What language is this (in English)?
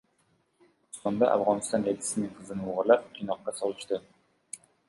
Uzbek